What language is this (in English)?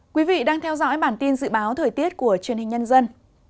Vietnamese